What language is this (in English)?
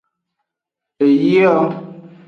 Aja (Benin)